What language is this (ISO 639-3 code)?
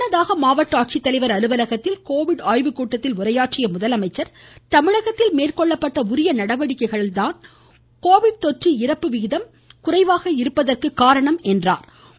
tam